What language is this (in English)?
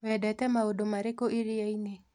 Kikuyu